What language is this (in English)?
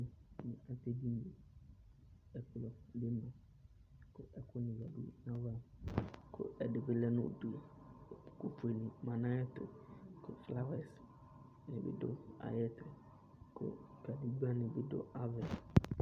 Ikposo